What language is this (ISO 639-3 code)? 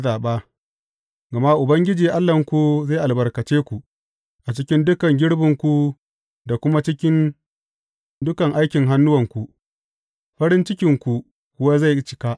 hau